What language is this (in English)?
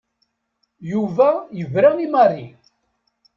Kabyle